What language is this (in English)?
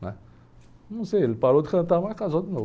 Portuguese